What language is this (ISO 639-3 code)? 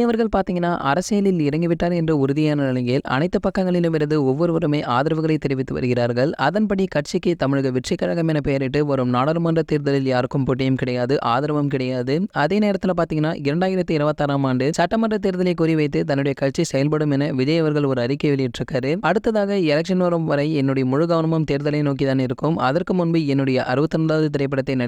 ara